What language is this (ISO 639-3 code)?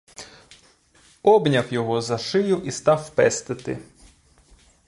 ukr